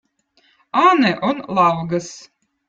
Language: Votic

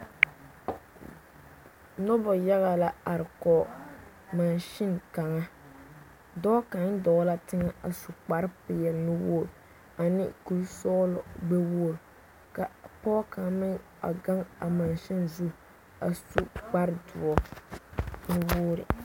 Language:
Southern Dagaare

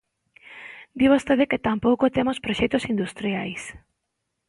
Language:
Galician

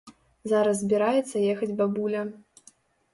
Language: Belarusian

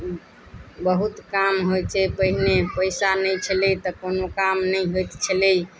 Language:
Maithili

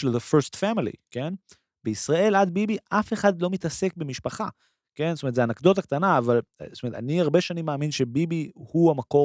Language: Hebrew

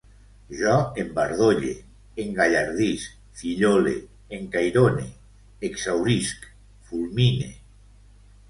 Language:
Catalan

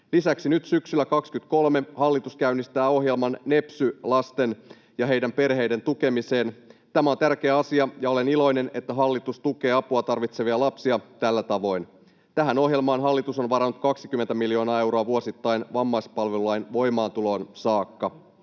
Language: Finnish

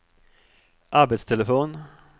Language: Swedish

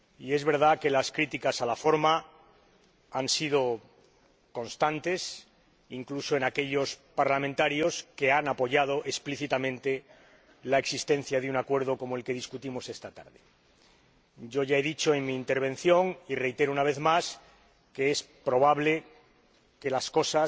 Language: Spanish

